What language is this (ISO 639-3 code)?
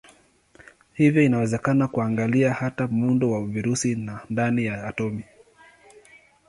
swa